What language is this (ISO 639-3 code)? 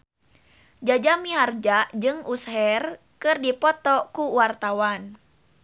sun